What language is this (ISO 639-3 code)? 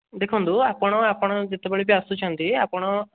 ori